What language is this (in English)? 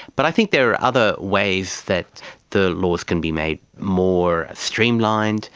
English